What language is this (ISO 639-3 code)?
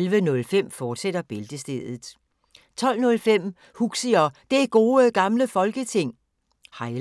dan